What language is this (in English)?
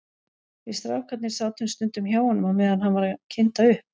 Icelandic